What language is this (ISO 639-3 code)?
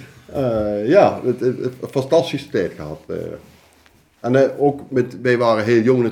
nld